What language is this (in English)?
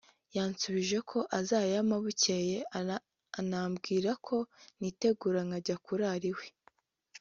Kinyarwanda